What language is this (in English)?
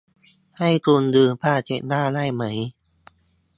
Thai